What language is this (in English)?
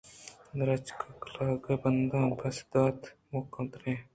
Eastern Balochi